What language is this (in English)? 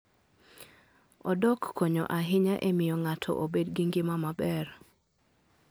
Luo (Kenya and Tanzania)